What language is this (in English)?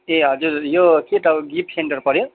Nepali